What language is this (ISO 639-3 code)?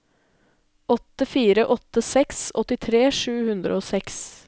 nor